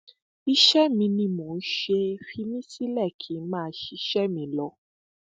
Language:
Yoruba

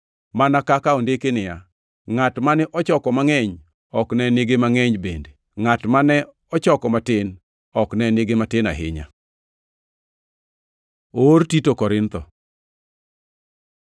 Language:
Luo (Kenya and Tanzania)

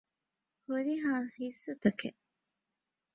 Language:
Divehi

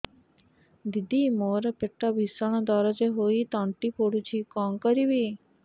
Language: Odia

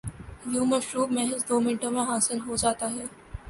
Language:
Urdu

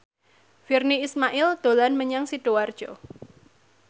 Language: Javanese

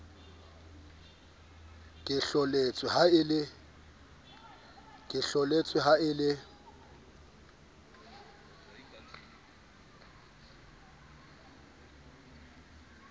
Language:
Southern Sotho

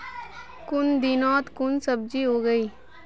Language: Magahi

